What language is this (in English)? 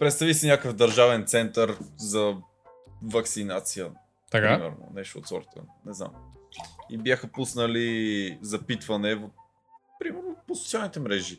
Bulgarian